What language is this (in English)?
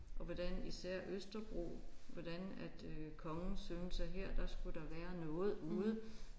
Danish